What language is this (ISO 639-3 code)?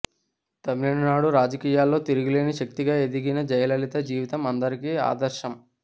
tel